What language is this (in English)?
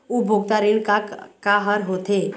Chhattisgarhi